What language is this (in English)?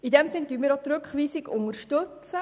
Swiss German